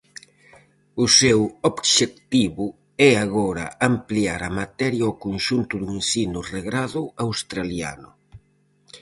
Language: Galician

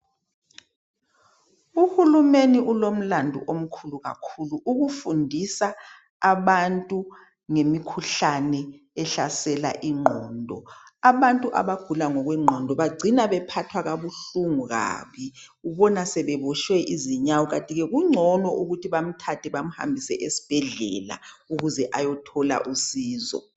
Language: North Ndebele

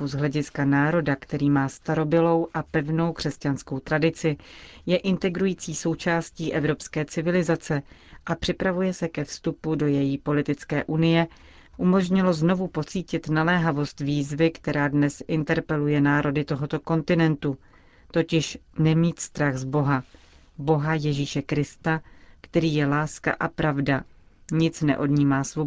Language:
Czech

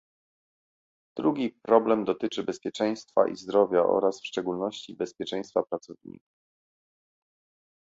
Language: Polish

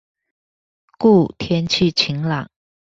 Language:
Chinese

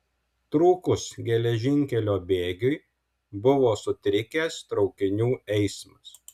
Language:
Lithuanian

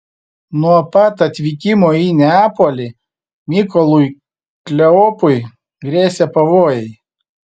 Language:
Lithuanian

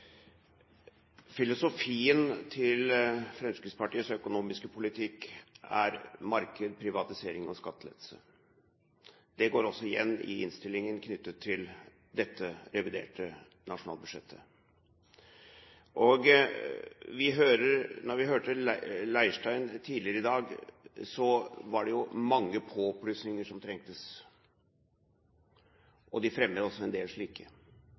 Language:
Norwegian Bokmål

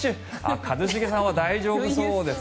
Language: Japanese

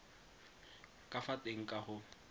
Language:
Tswana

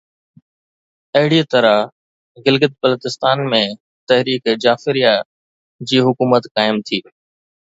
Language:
Sindhi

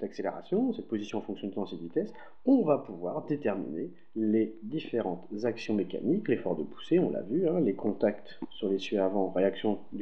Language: French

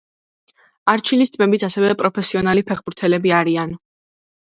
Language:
Georgian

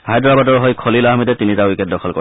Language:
Assamese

